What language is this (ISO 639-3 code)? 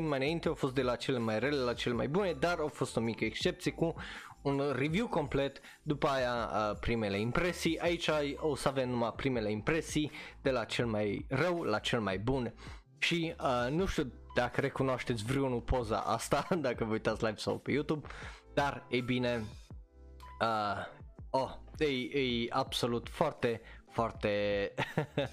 ron